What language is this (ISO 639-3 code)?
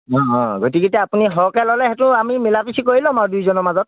asm